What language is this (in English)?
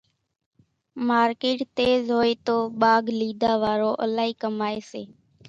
Kachi Koli